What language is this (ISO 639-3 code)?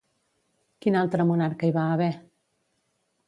cat